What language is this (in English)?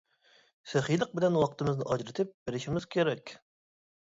Uyghur